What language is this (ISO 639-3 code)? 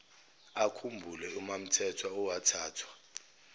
zul